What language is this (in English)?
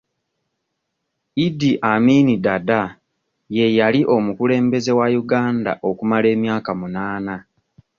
Ganda